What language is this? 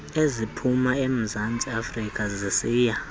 Xhosa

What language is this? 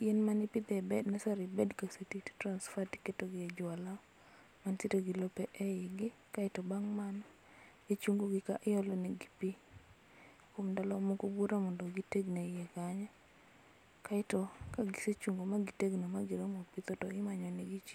Luo (Kenya and Tanzania)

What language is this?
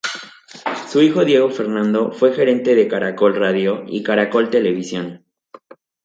Spanish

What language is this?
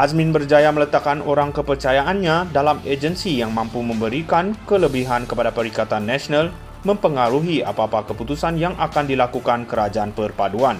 Malay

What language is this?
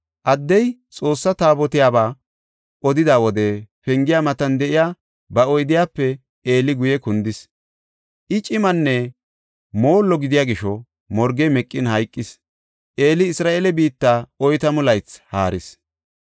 Gofa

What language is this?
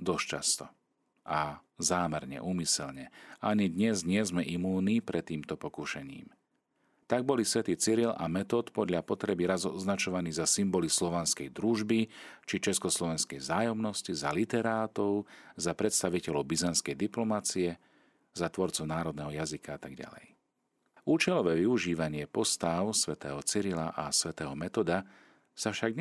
Slovak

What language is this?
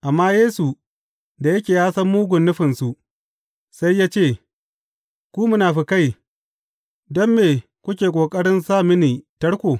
Hausa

